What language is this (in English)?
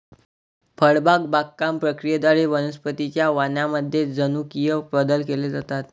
Marathi